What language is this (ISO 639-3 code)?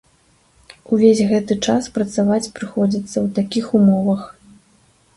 bel